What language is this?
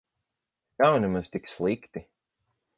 Latvian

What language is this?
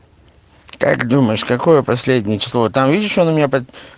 Russian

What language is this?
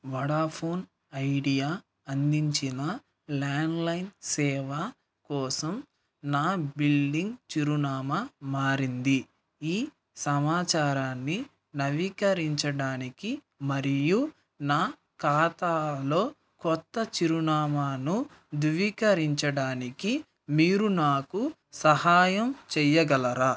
Telugu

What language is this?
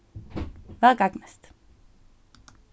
Faroese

